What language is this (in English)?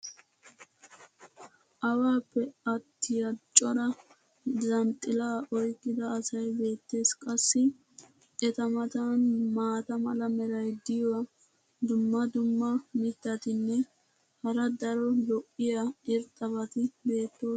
Wolaytta